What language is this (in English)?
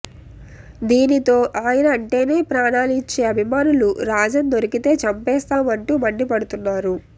Telugu